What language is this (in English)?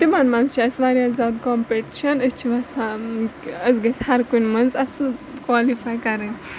Kashmiri